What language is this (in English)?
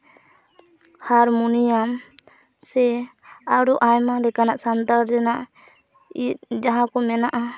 Santali